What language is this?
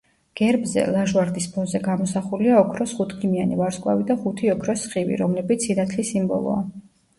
Georgian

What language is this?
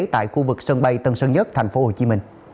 Vietnamese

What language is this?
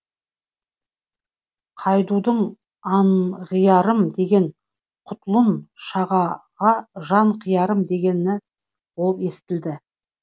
Kazakh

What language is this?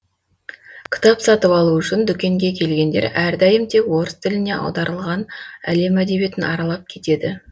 Kazakh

